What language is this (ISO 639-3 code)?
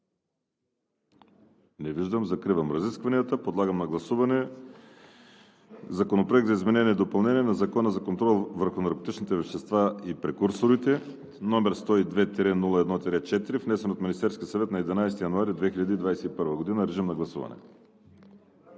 bul